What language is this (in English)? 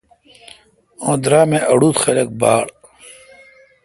Kalkoti